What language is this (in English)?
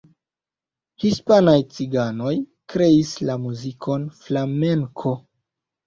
Esperanto